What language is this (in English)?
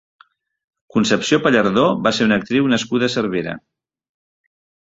Catalan